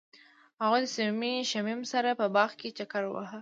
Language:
Pashto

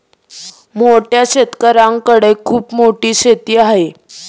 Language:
Marathi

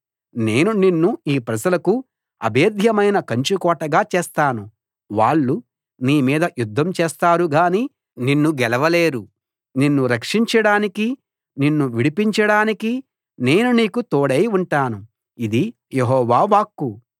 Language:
Telugu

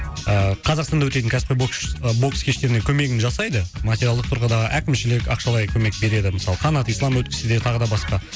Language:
Kazakh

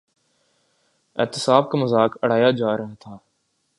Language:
Urdu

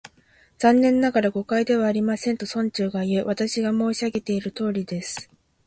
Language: Japanese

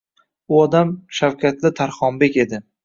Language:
Uzbek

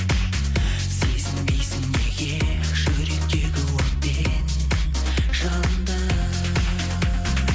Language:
Kazakh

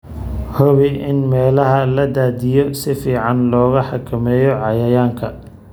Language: Somali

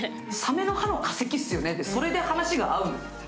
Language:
Japanese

